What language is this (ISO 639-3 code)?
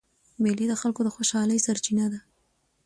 pus